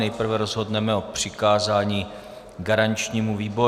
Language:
Czech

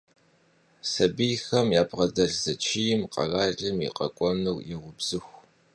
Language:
Kabardian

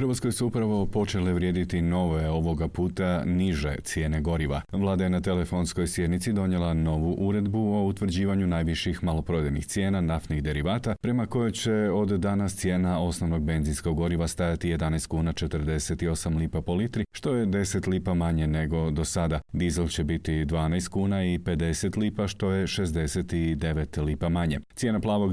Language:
Croatian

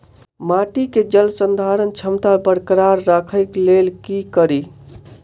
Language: Maithili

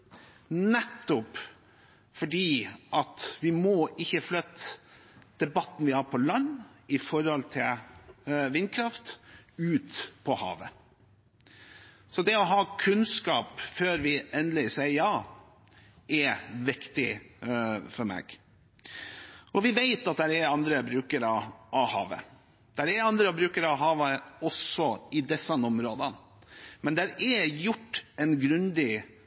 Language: Norwegian Bokmål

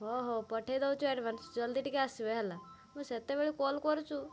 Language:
Odia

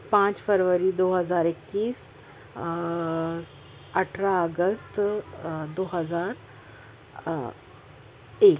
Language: Urdu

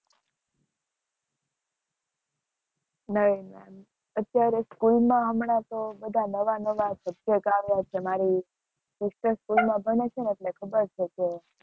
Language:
Gujarati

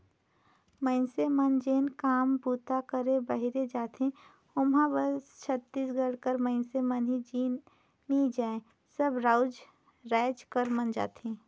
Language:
Chhattisgarhi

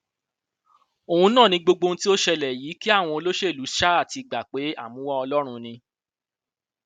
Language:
Yoruba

